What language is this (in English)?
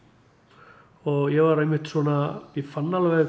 Icelandic